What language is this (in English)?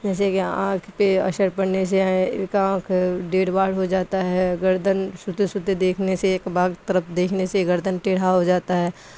Urdu